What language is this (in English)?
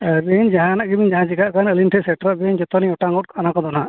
Santali